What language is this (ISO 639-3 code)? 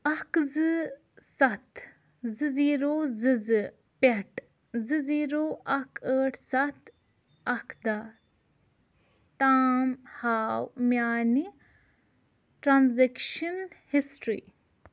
kas